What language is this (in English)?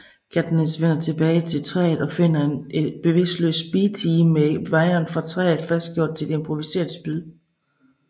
Danish